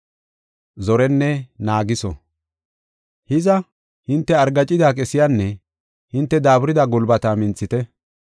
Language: Gofa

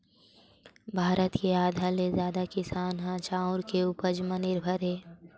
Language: Chhattisgarhi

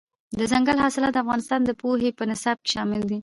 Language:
Pashto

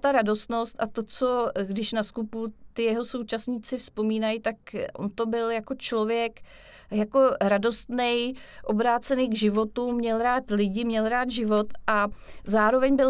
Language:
Czech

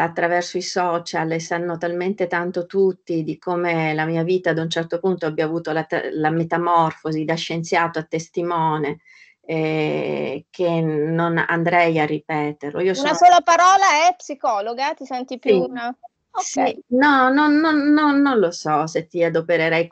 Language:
Italian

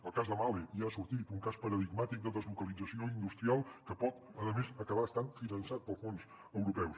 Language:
Catalan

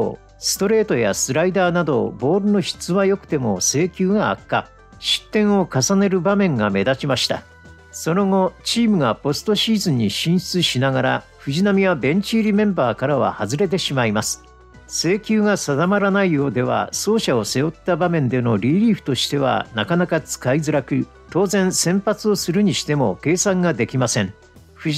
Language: Japanese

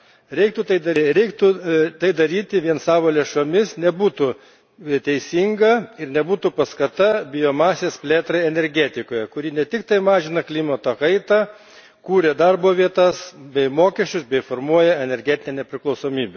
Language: Lithuanian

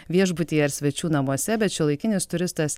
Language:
Lithuanian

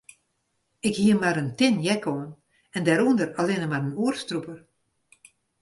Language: Western Frisian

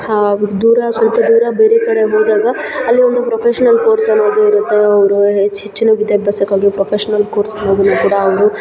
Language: Kannada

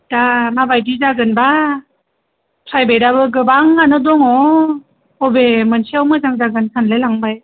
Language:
Bodo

